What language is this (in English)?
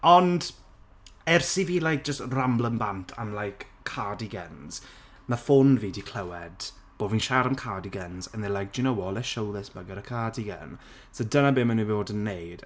Welsh